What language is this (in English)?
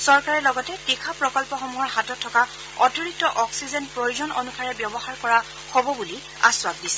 Assamese